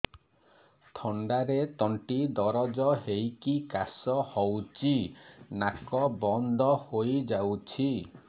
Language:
Odia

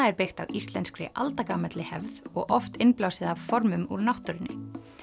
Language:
Icelandic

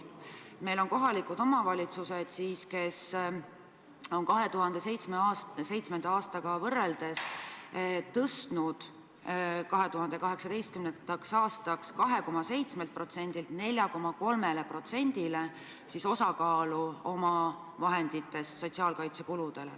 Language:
Estonian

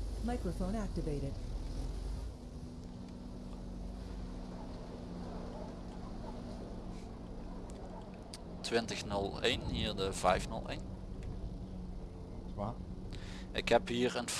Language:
Dutch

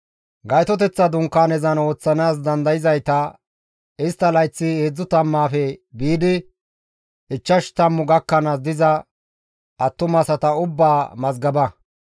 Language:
Gamo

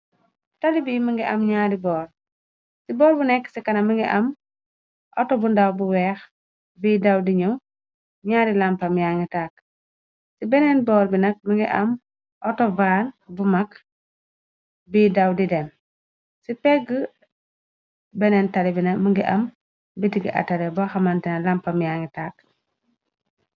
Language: Wolof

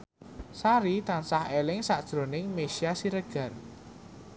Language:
Javanese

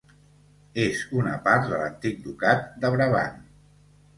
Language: Catalan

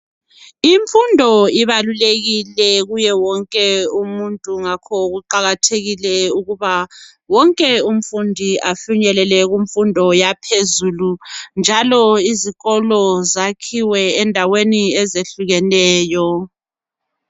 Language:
North Ndebele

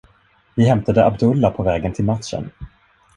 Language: Swedish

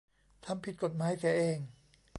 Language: Thai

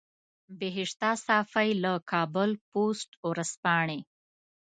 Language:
Pashto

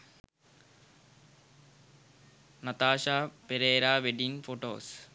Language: Sinhala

